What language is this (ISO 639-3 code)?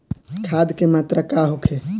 bho